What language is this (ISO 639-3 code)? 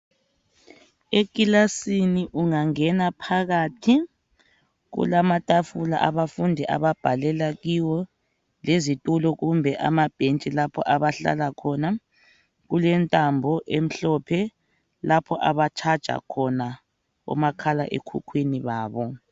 nde